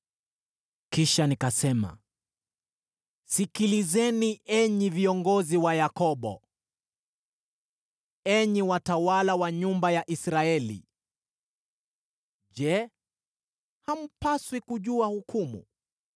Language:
Swahili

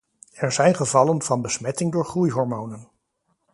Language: Dutch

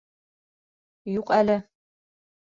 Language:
Bashkir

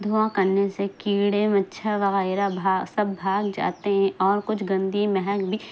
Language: Urdu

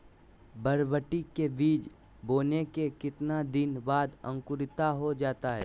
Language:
Magahi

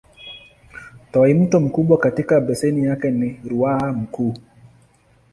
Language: Swahili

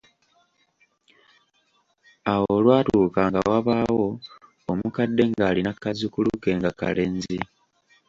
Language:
Ganda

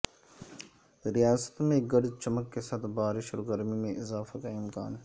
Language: Urdu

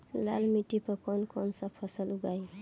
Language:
Bhojpuri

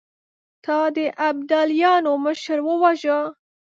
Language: Pashto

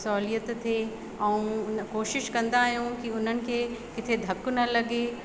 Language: Sindhi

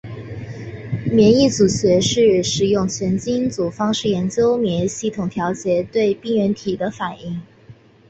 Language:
Chinese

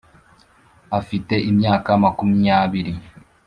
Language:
Kinyarwanda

